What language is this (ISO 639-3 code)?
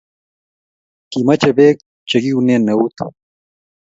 kln